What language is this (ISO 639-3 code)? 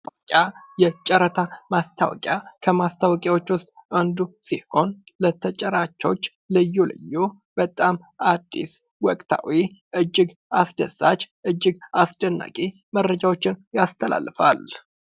amh